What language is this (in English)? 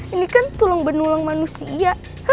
Indonesian